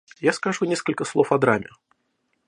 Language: Russian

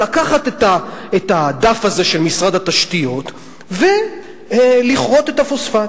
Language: Hebrew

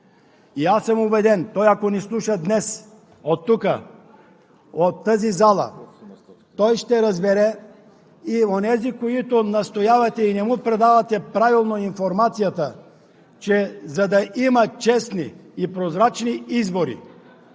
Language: Bulgarian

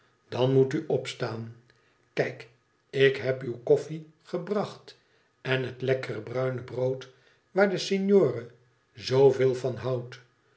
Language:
Dutch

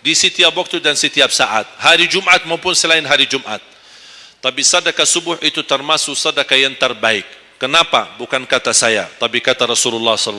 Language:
Malay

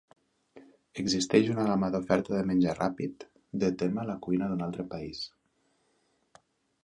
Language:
Catalan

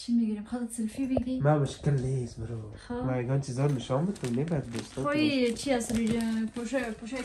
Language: Persian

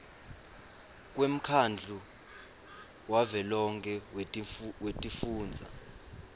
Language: Swati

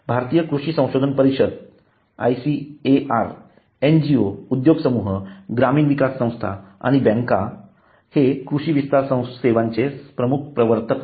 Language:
Marathi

